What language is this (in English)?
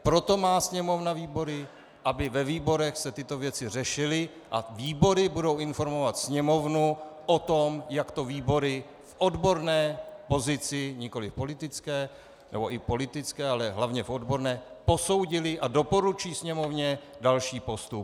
Czech